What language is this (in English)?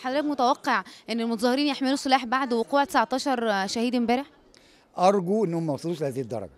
Arabic